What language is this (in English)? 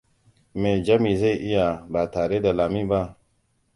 Hausa